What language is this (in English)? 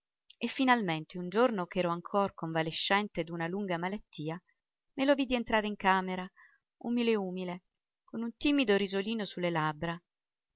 Italian